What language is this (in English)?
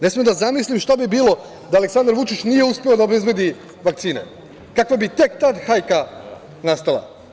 Serbian